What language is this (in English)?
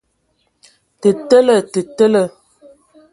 Ewondo